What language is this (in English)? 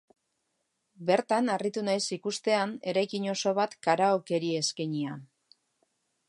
Basque